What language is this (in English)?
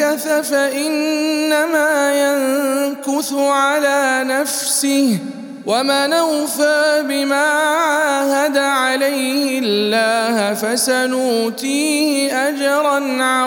Arabic